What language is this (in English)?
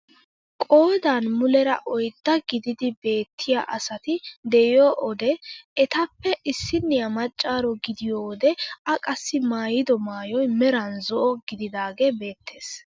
Wolaytta